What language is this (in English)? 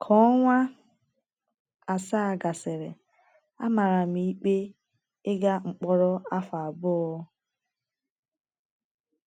Igbo